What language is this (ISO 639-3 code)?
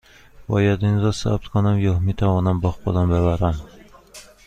fas